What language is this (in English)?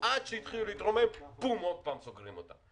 Hebrew